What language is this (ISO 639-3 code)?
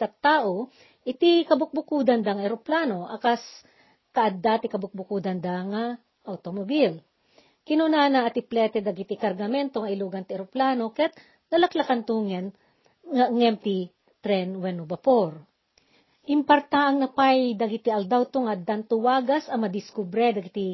fil